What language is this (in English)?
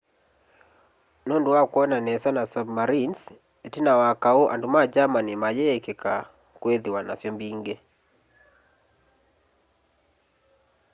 Kamba